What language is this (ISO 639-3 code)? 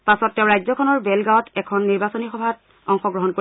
asm